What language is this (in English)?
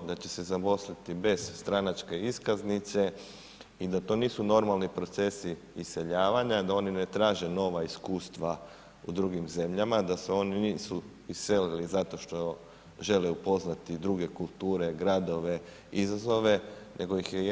Croatian